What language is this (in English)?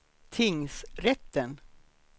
Swedish